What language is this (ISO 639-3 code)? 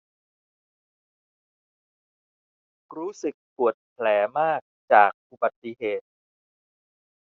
tha